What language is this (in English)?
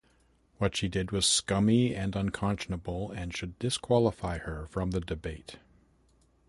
English